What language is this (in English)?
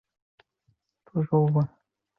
Chinese